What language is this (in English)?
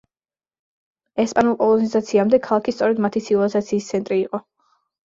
Georgian